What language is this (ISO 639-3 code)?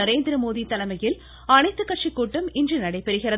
tam